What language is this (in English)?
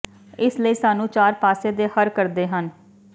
Punjabi